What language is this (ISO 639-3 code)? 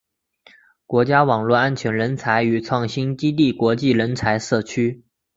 zho